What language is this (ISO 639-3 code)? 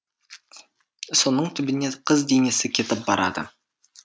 kaz